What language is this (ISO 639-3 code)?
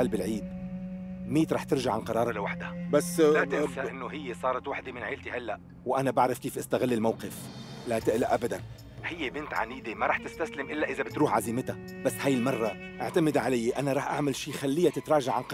ara